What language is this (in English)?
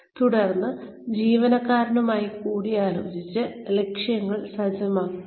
Malayalam